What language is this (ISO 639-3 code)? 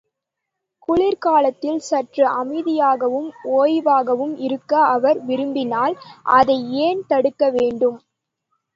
tam